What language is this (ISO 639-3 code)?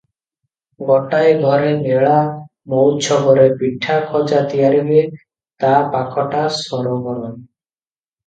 ori